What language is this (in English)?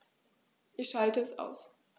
German